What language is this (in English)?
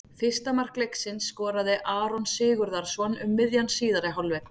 Icelandic